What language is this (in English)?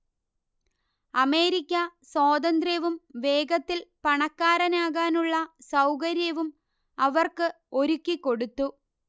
Malayalam